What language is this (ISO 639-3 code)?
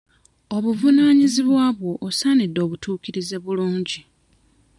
lug